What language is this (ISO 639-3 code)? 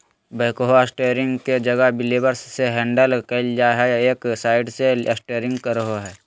mag